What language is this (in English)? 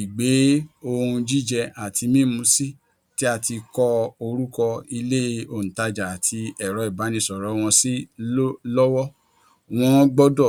Yoruba